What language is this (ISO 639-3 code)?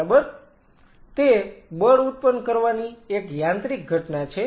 guj